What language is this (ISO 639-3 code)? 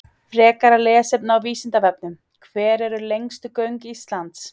isl